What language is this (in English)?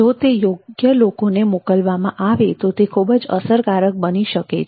Gujarati